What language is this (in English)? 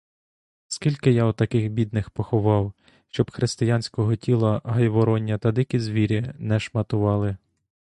Ukrainian